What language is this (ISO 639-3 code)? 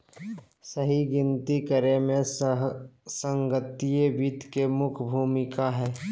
mag